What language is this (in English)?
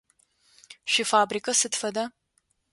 Adyghe